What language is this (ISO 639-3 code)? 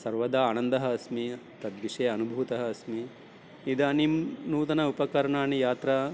san